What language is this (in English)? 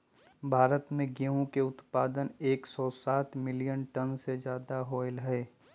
Magahi